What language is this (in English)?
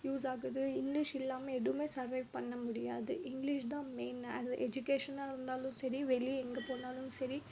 Tamil